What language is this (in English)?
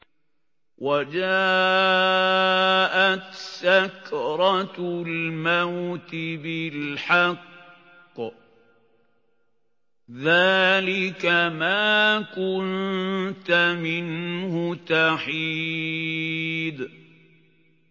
Arabic